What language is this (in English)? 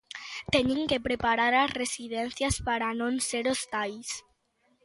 Galician